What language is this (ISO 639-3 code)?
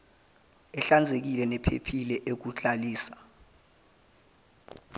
zul